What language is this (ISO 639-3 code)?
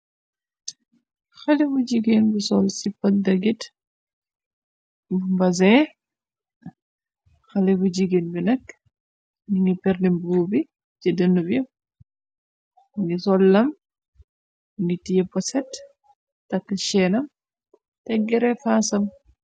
wol